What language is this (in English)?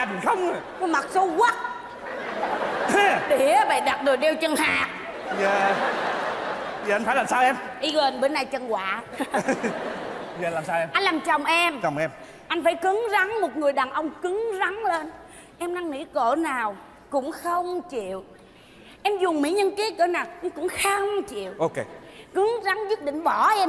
Vietnamese